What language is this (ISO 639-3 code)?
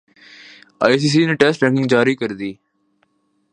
urd